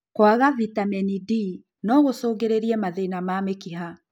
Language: Kikuyu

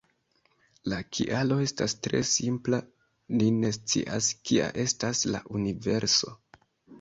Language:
Esperanto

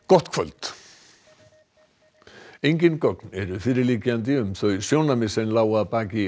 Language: Icelandic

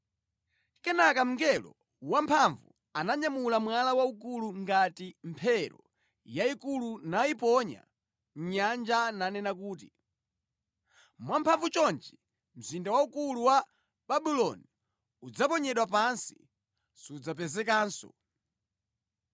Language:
Nyanja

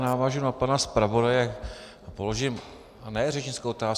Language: Czech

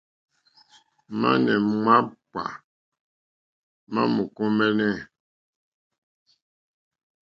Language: Mokpwe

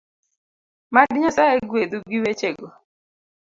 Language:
Luo (Kenya and Tanzania)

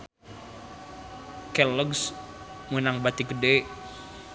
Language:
Sundanese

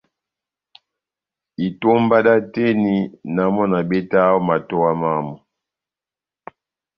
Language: Batanga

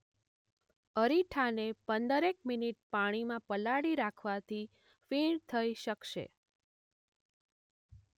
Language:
Gujarati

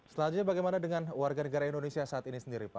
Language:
Indonesian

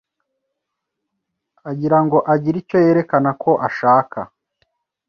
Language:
Kinyarwanda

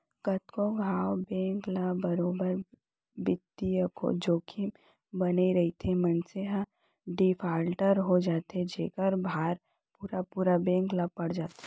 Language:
Chhattisgarhi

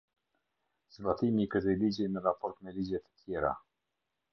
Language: Albanian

